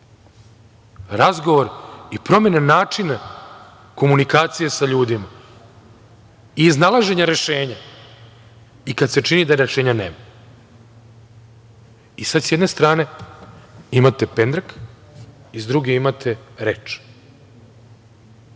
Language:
Serbian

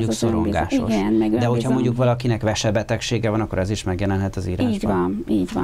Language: Hungarian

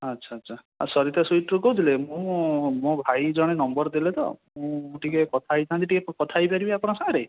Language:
Odia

